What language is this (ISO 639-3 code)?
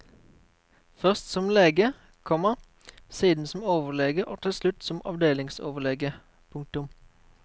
nor